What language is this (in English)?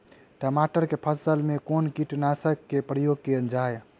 Maithili